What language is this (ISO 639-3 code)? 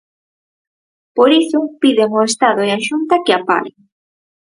glg